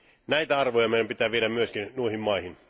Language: Finnish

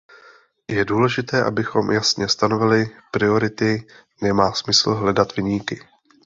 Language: Czech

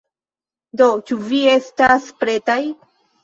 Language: Esperanto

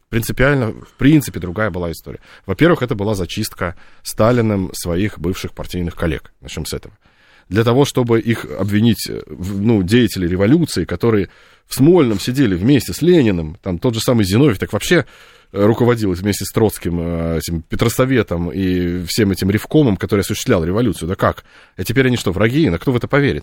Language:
Russian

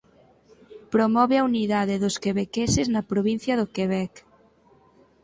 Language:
Galician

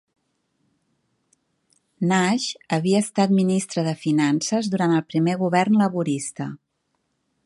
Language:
Catalan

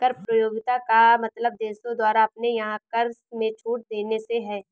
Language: Hindi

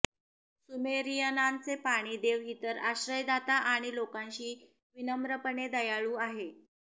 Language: Marathi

